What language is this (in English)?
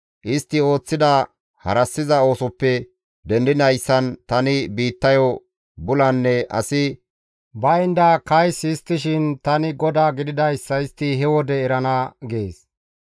Gamo